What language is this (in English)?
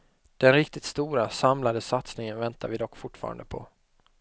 Swedish